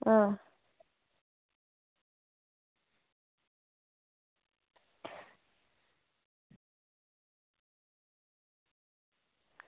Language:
Dogri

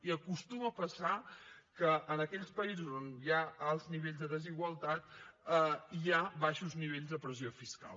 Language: Catalan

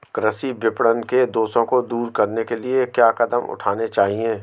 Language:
Hindi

